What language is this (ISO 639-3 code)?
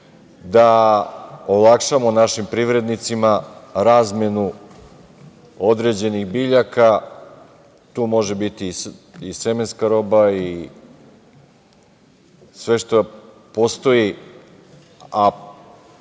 srp